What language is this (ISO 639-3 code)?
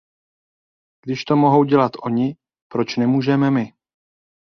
ces